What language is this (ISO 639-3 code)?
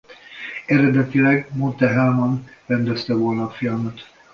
hun